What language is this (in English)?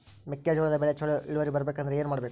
Kannada